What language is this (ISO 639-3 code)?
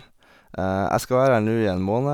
nor